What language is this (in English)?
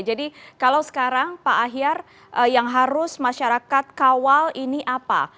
Indonesian